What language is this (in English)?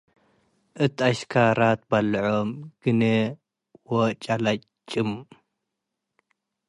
Tigre